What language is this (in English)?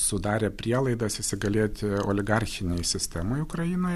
Lithuanian